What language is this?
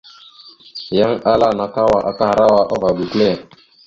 Mada (Cameroon)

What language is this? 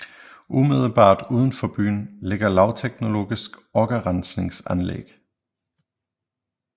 Danish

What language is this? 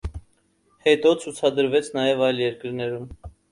Armenian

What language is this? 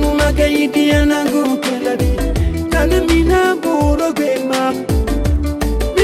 Arabic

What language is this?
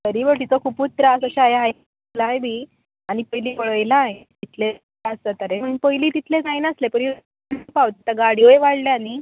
Konkani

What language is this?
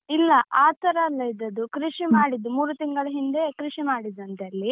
Kannada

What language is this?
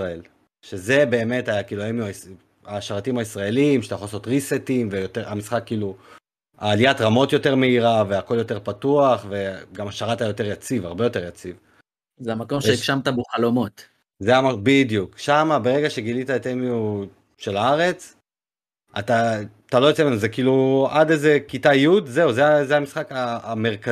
Hebrew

